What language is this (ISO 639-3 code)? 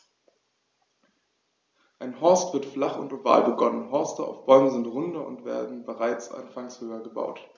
deu